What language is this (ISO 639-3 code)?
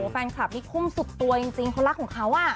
tha